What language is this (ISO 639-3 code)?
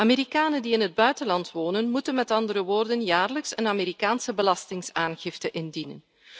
nld